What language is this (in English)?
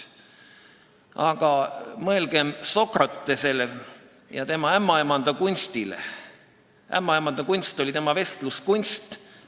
Estonian